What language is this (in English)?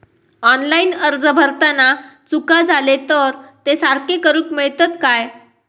Marathi